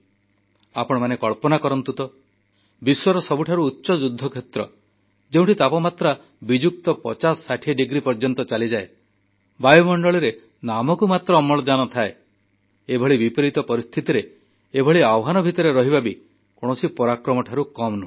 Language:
Odia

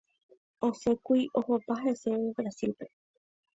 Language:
Guarani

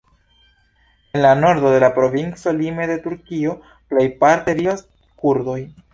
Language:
Esperanto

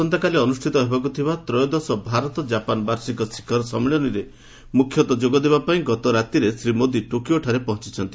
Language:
Odia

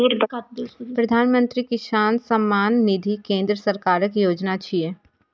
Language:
Maithili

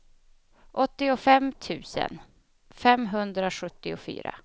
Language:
Swedish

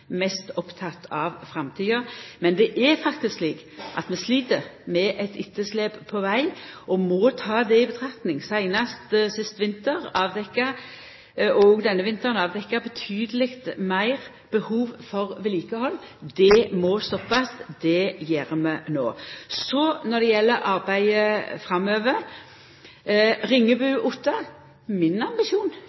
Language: Norwegian Nynorsk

